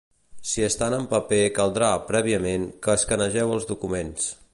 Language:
Catalan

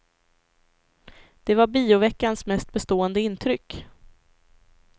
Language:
Swedish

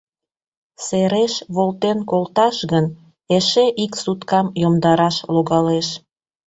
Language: Mari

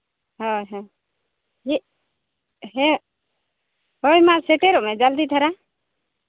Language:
Santali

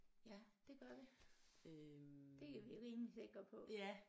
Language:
Danish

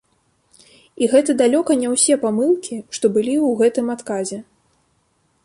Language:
Belarusian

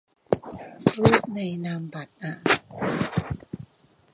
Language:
Thai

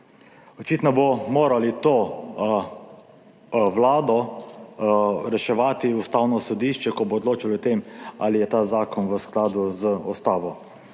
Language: Slovenian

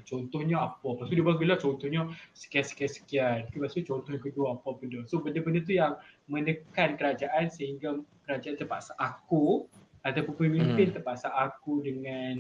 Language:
Malay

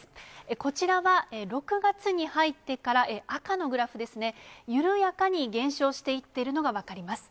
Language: Japanese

